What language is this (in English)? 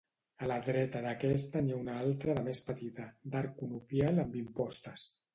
Catalan